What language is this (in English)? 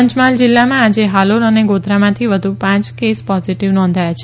Gujarati